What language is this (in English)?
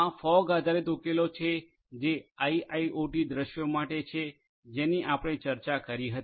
Gujarati